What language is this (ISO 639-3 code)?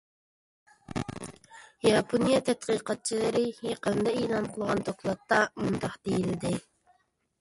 uig